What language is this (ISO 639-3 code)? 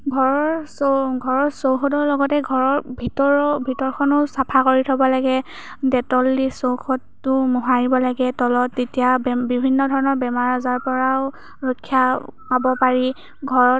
asm